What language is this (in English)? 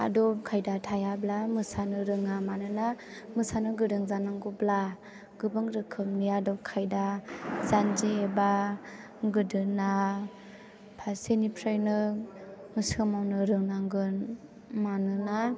Bodo